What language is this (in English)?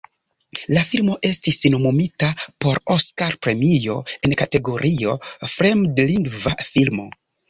Esperanto